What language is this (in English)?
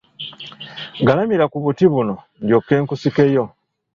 Ganda